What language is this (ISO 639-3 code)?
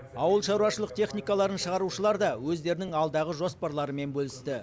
kaz